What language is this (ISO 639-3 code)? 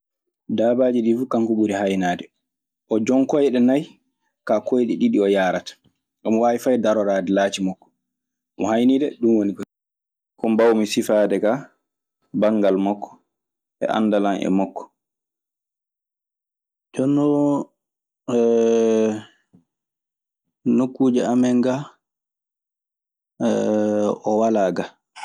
ffm